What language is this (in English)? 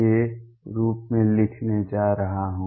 Hindi